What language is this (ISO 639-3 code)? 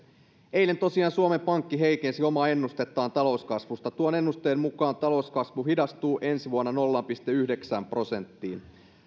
fin